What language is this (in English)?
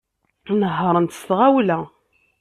Kabyle